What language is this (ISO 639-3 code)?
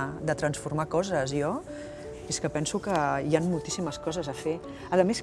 cat